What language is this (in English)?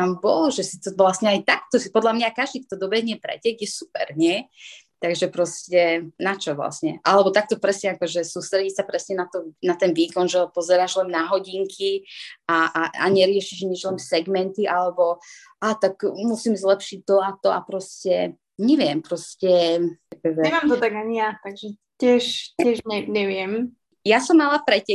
Slovak